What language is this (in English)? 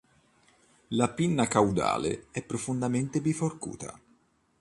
Italian